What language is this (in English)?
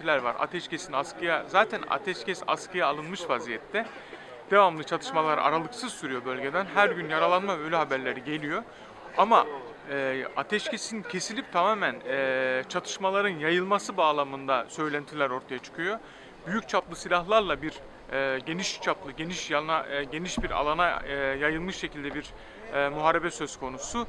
Turkish